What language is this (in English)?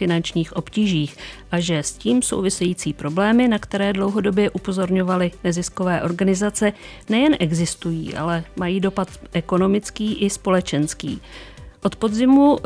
Czech